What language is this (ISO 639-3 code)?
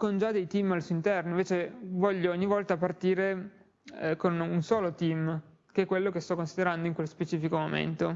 ita